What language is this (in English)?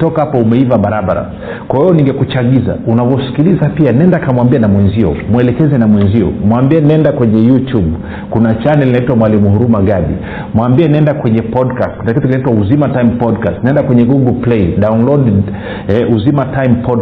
Swahili